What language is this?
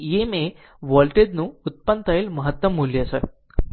Gujarati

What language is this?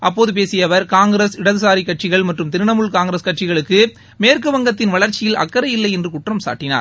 Tamil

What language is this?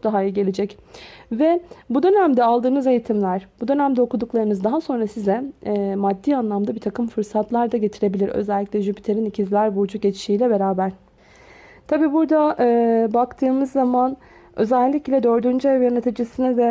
Turkish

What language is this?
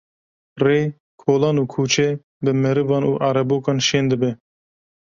Kurdish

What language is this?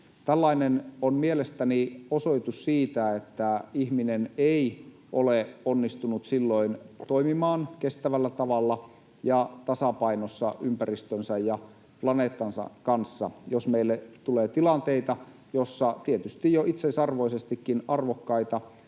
Finnish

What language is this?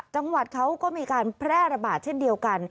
Thai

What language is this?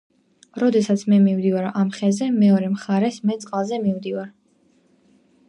Georgian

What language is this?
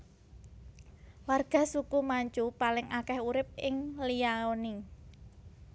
Javanese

